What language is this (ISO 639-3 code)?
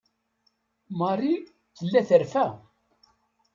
kab